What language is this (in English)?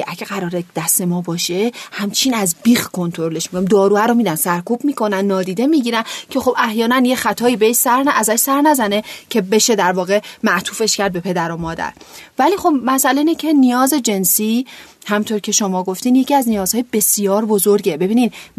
Persian